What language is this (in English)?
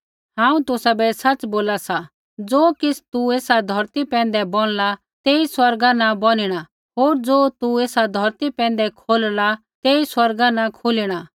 Kullu Pahari